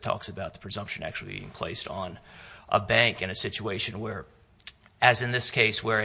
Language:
English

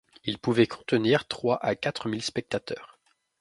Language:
French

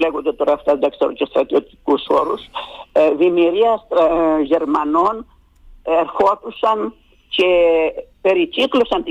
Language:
Greek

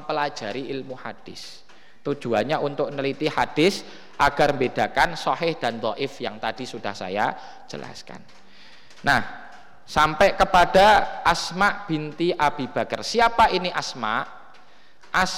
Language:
Indonesian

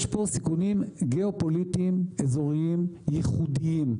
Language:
Hebrew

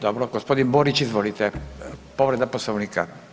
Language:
Croatian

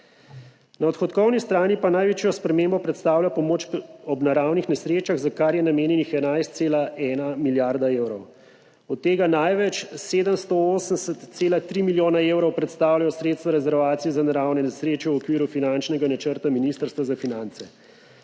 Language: Slovenian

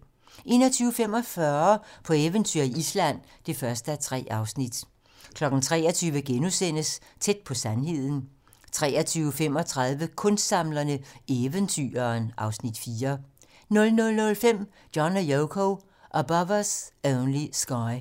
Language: Danish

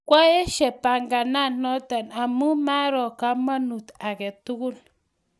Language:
Kalenjin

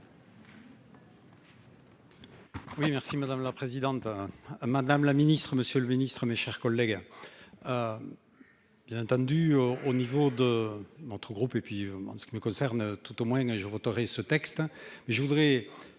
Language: French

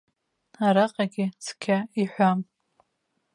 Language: Abkhazian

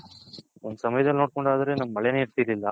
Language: Kannada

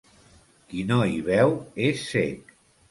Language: Catalan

